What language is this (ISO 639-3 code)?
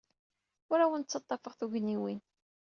kab